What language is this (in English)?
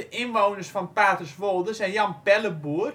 Dutch